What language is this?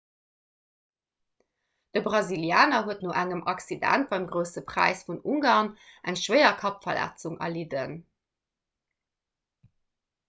Luxembourgish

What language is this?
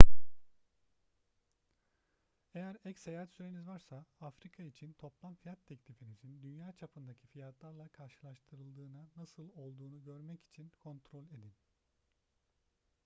Turkish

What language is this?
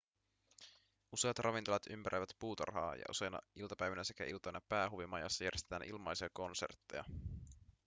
Finnish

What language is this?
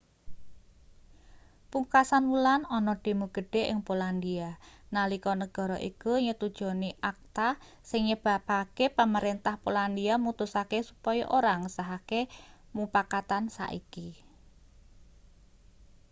Javanese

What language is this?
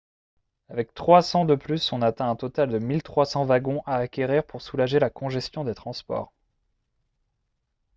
French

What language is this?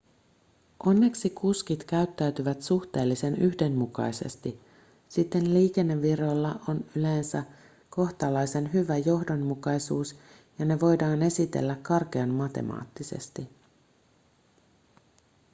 Finnish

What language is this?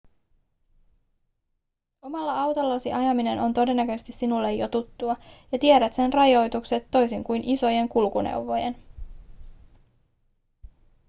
Finnish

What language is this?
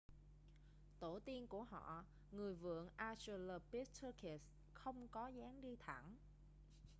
Vietnamese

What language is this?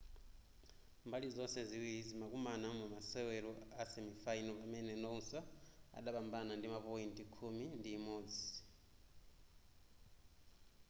Nyanja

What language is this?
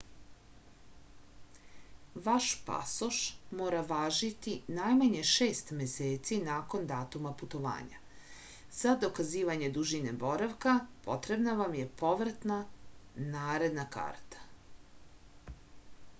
Serbian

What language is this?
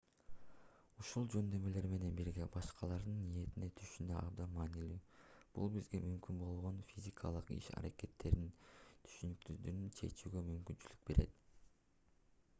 Kyrgyz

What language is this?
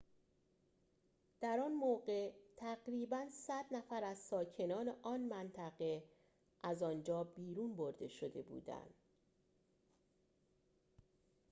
Persian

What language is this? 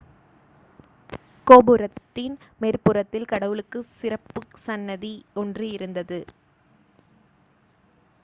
Tamil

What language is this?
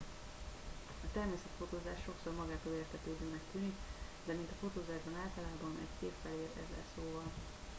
Hungarian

